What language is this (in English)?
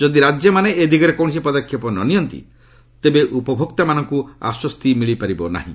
Odia